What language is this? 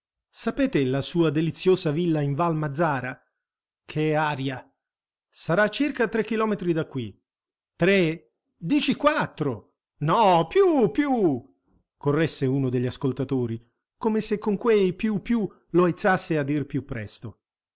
Italian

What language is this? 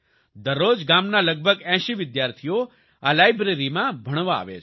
Gujarati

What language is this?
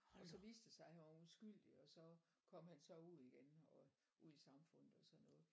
Danish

